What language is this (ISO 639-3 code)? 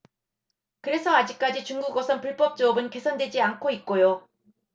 kor